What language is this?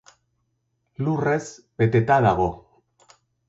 Basque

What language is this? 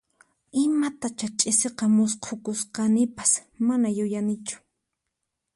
Puno Quechua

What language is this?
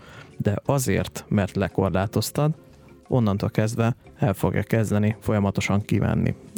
Hungarian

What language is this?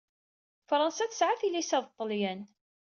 Kabyle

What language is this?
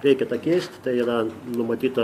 Lithuanian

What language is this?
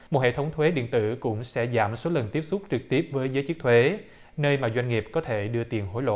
Vietnamese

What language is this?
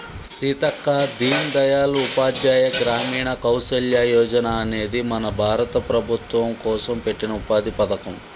Telugu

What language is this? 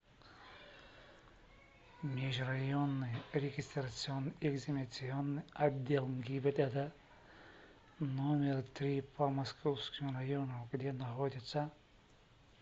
Russian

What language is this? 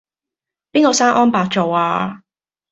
Cantonese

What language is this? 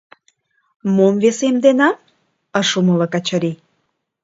Mari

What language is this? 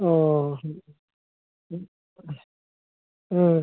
Bodo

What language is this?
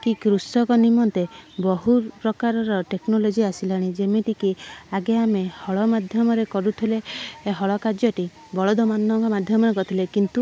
Odia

